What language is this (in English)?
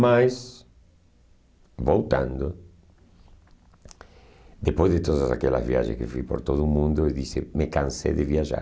Portuguese